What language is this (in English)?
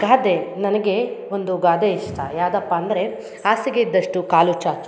Kannada